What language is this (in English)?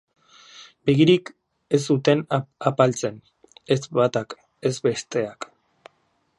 Basque